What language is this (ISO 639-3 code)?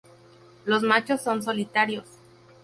spa